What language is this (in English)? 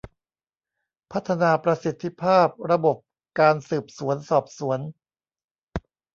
Thai